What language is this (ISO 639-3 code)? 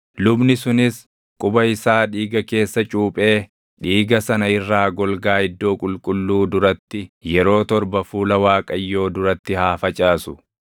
orm